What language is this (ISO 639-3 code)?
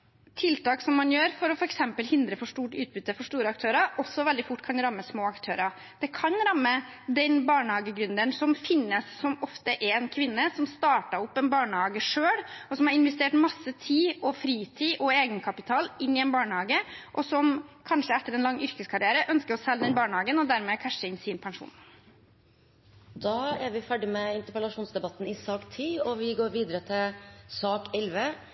nor